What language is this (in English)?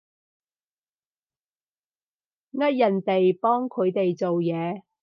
Cantonese